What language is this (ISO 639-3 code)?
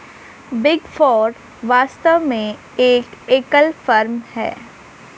hin